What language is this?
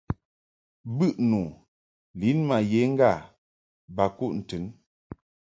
Mungaka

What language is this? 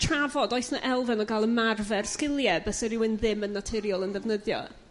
Welsh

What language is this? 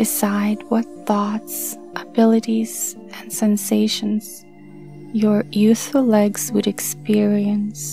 English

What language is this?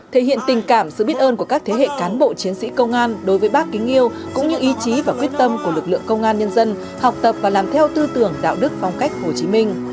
Vietnamese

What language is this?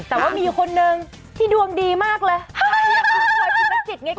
Thai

